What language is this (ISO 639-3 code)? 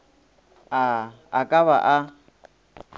nso